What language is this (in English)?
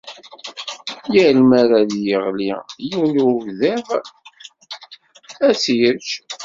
Kabyle